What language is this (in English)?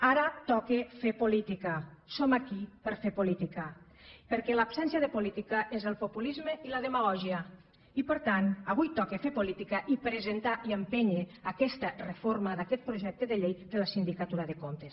Catalan